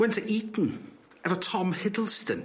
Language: Welsh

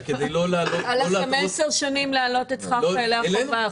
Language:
Hebrew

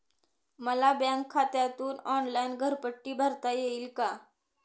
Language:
Marathi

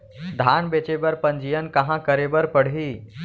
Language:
Chhattisgarhi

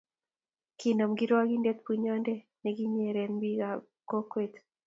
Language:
Kalenjin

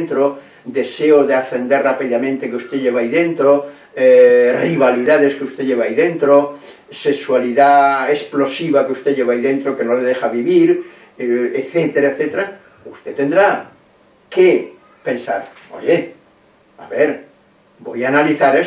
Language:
Spanish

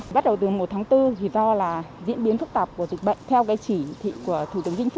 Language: Vietnamese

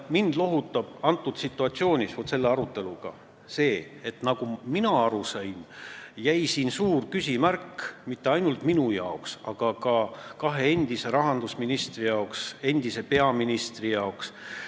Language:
Estonian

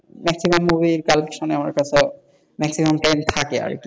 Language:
Bangla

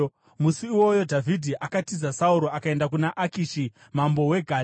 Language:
Shona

